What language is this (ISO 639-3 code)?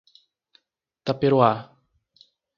por